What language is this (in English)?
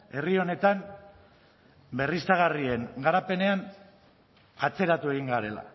Basque